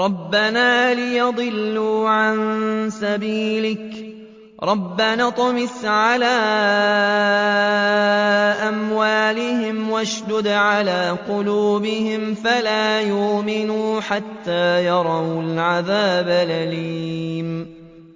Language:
Arabic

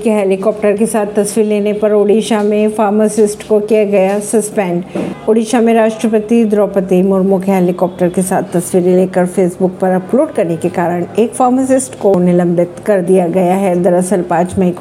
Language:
Hindi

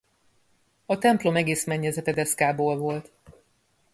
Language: Hungarian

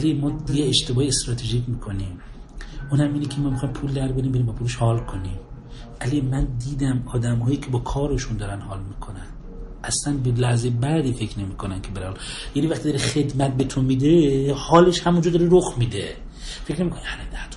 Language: Persian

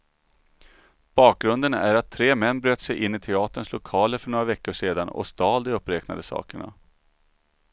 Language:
Swedish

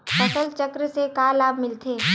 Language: Chhattisgarhi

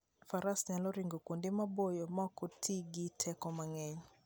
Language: Luo (Kenya and Tanzania)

